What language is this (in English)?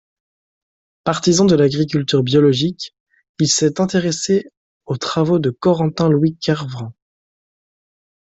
French